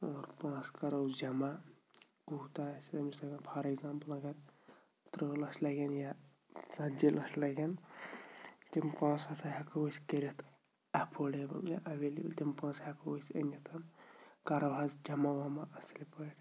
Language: Kashmiri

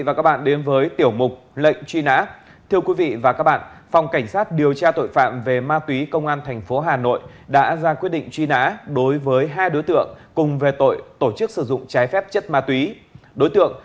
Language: Vietnamese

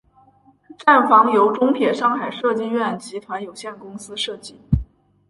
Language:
Chinese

